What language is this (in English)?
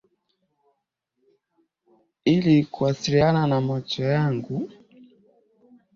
Swahili